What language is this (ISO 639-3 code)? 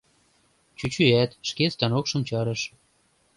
chm